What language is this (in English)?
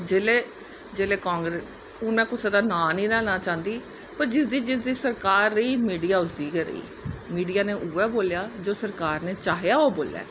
Dogri